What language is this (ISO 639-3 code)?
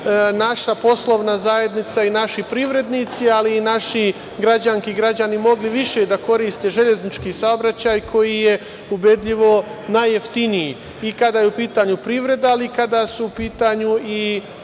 srp